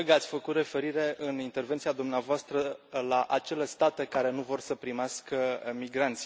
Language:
Romanian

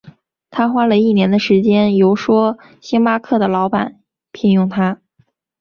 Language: Chinese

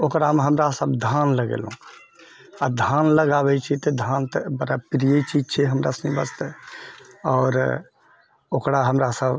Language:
Maithili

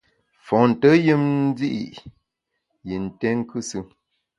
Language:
Bamun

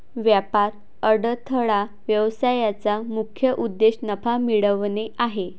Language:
Marathi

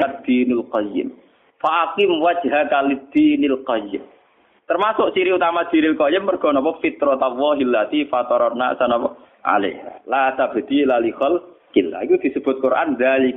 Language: Indonesian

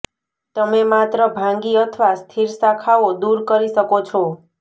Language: Gujarati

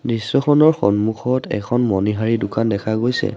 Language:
Assamese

